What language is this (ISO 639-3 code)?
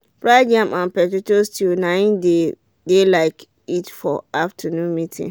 pcm